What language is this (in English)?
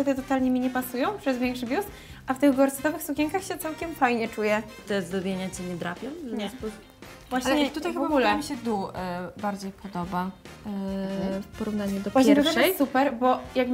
Polish